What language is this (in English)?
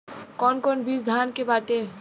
Bhojpuri